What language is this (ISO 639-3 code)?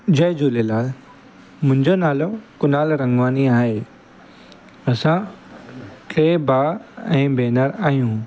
snd